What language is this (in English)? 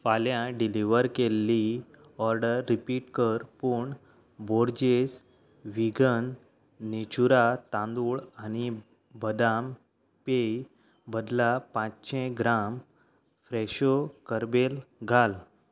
Konkani